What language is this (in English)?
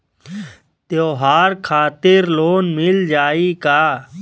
Bhojpuri